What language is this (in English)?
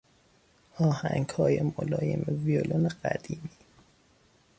Persian